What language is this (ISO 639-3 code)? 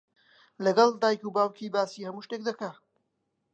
ckb